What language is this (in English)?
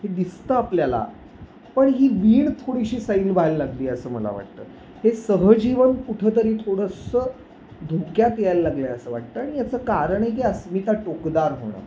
Marathi